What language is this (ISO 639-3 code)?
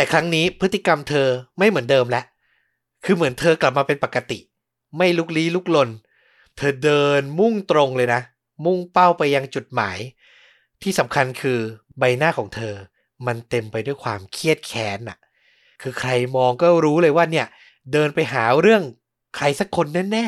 tha